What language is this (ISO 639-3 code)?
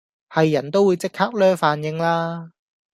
yue